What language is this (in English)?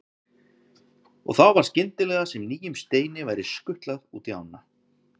Icelandic